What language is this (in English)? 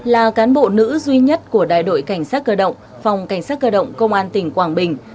Vietnamese